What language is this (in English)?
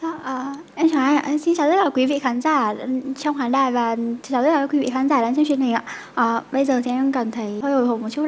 Vietnamese